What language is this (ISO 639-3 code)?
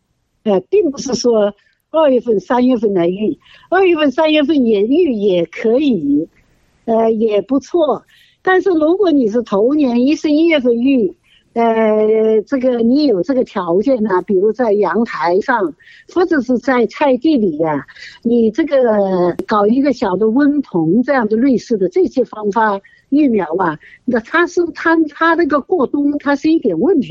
zho